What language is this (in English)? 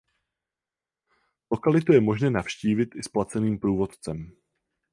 Czech